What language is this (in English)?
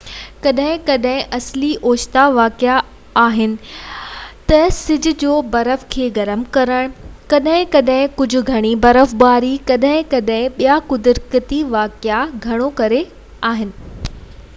Sindhi